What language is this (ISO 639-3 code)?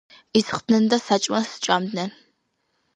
kat